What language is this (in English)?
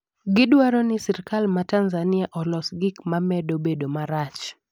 Luo (Kenya and Tanzania)